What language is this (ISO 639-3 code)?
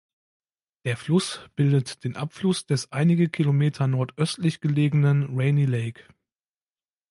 deu